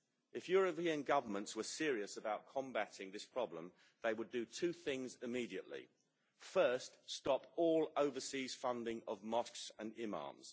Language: English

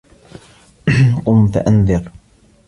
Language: Arabic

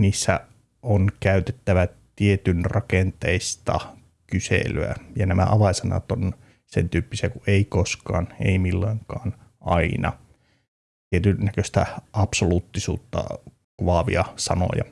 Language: Finnish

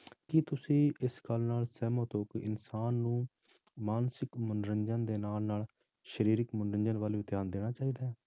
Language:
Punjabi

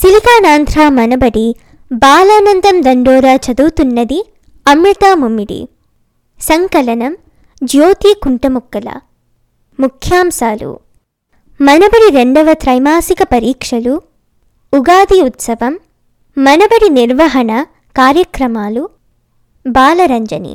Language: Telugu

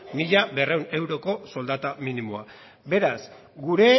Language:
Basque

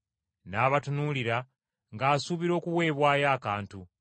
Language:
Ganda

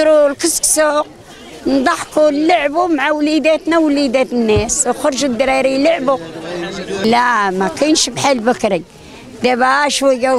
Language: Arabic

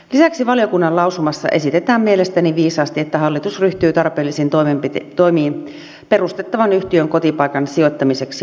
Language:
Finnish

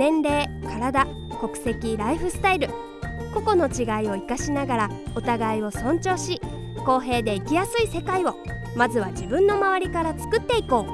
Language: Japanese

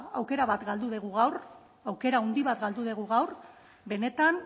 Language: Basque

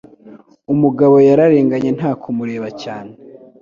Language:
Kinyarwanda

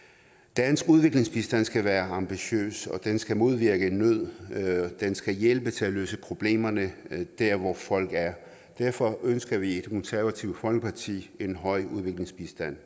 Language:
Danish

